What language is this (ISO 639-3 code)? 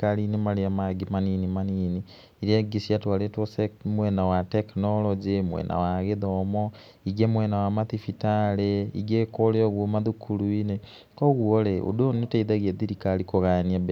kik